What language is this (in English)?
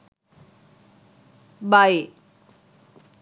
Sinhala